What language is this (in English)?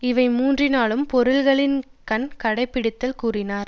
Tamil